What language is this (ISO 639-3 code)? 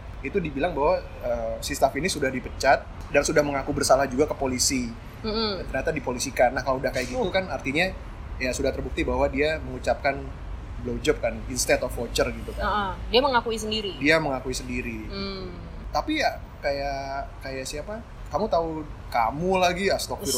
ind